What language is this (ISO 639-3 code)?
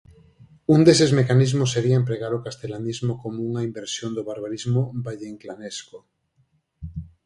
glg